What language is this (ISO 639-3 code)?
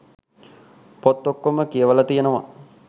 sin